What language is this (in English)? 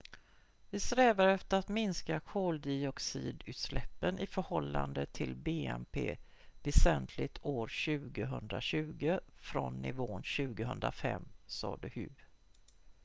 Swedish